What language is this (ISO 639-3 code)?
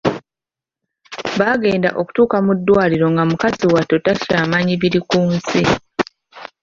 lug